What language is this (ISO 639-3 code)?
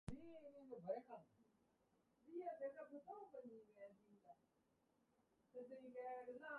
eng